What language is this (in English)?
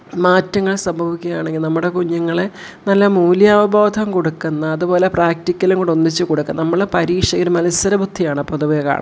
Malayalam